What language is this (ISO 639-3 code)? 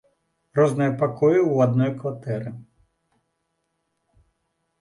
bel